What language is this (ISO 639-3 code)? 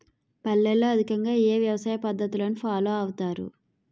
tel